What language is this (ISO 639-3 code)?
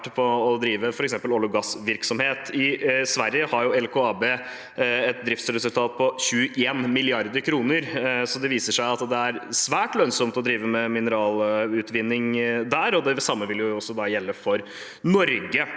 nor